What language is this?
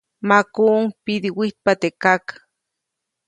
Copainalá Zoque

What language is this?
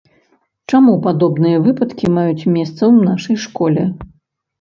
Belarusian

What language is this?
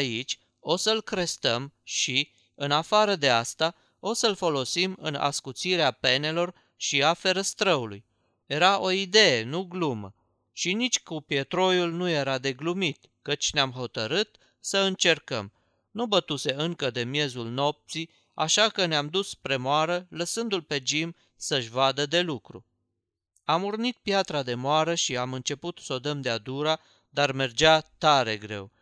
Romanian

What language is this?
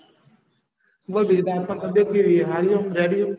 Gujarati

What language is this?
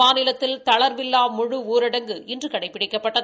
Tamil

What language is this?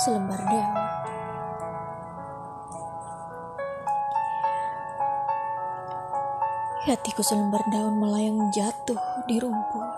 Malay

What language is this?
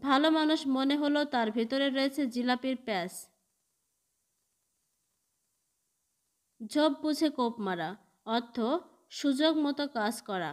Hindi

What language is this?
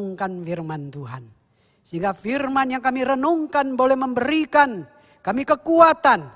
Indonesian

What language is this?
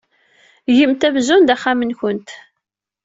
Kabyle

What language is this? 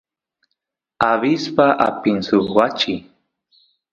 Santiago del Estero Quichua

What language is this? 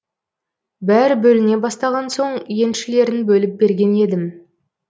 Kazakh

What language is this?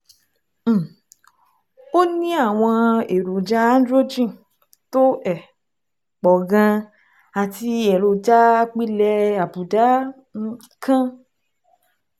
Yoruba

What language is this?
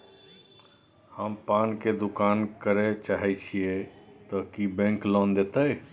Maithili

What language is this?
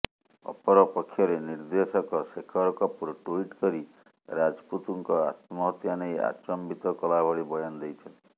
Odia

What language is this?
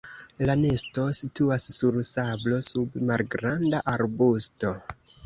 Esperanto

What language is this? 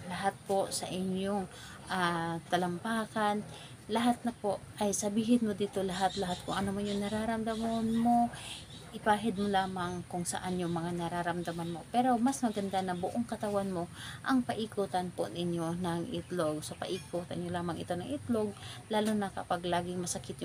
Filipino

